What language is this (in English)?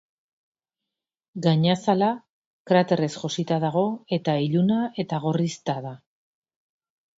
Basque